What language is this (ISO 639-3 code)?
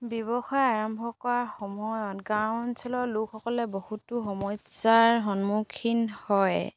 asm